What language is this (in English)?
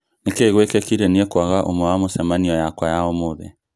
Kikuyu